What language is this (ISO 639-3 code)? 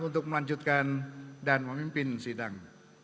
ind